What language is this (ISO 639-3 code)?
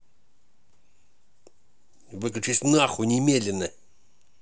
rus